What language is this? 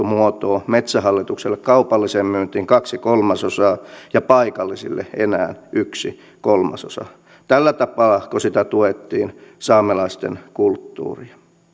Finnish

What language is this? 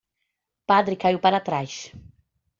Portuguese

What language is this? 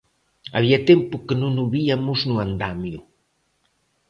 Galician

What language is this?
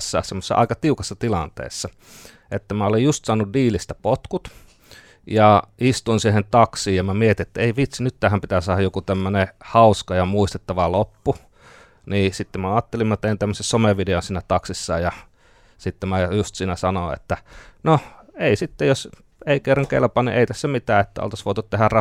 Finnish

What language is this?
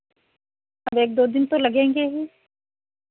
Hindi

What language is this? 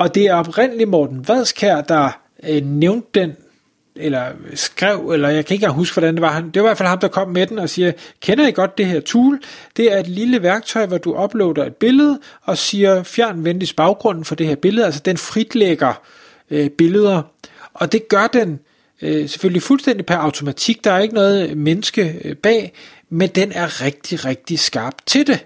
Danish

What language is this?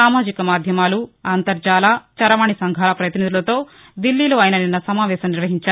Telugu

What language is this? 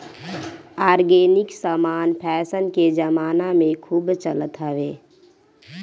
Bhojpuri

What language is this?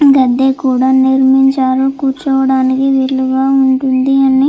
Telugu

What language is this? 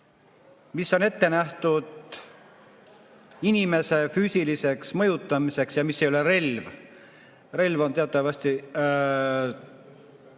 Estonian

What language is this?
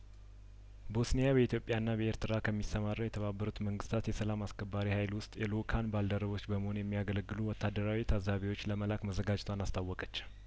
Amharic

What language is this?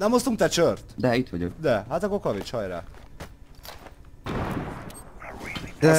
Hungarian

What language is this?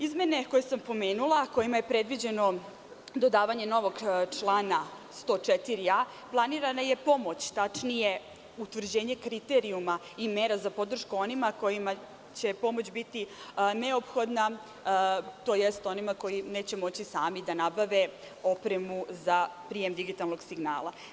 Serbian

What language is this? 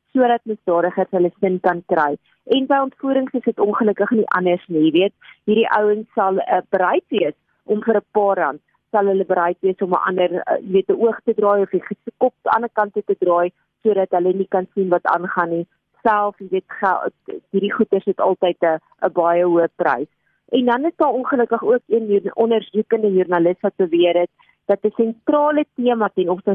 Dutch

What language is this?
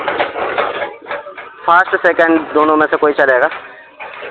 Urdu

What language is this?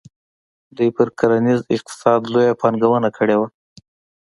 Pashto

